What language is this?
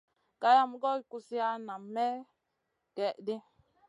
Masana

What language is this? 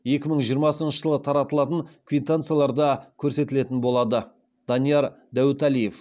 Kazakh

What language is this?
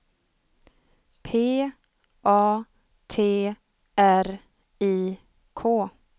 Swedish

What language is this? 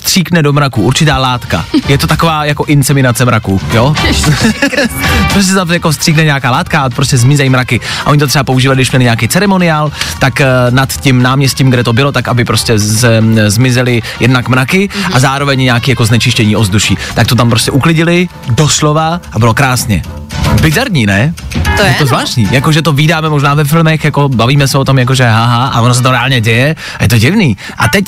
Czech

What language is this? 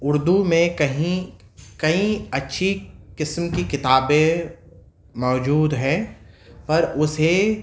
Urdu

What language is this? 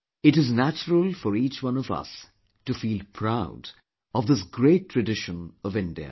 English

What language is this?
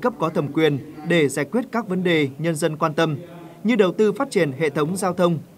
Vietnamese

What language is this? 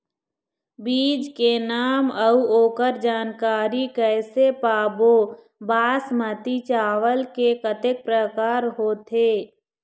Chhattisgarhi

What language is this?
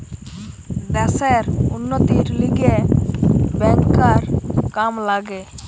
Bangla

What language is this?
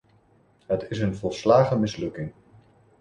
Dutch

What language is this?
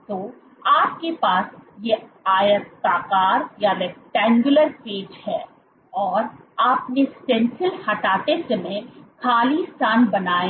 Hindi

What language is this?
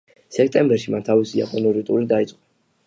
Georgian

